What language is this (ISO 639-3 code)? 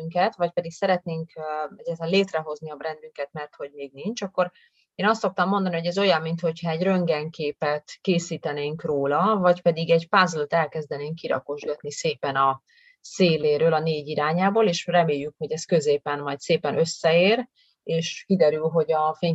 hun